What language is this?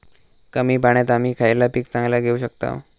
Marathi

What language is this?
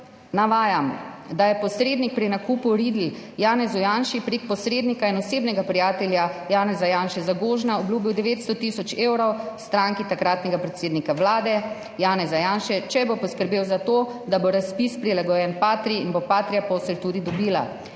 Slovenian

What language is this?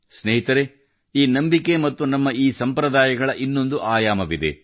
Kannada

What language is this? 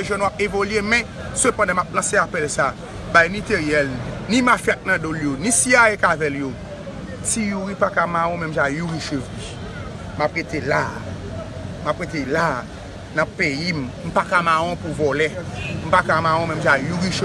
French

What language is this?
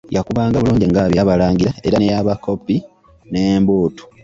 Ganda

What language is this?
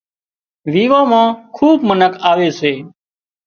Wadiyara Koli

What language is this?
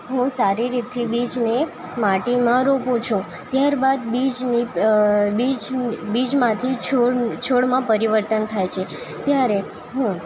Gujarati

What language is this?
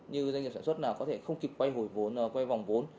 Vietnamese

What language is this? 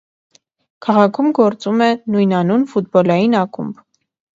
Armenian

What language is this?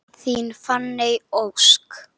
Icelandic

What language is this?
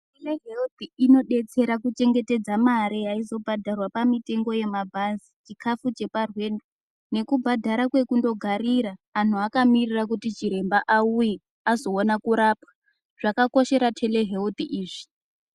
Ndau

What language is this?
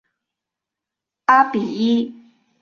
Chinese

